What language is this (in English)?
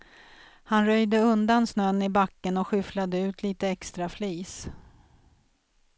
Swedish